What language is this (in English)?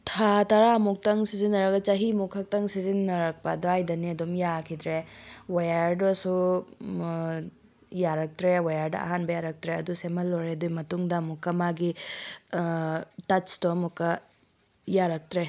Manipuri